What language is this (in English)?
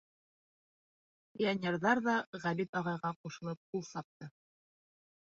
Bashkir